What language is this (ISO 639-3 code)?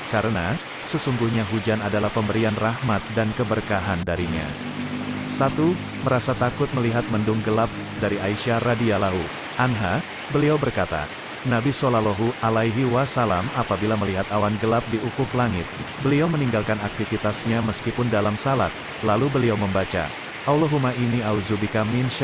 ind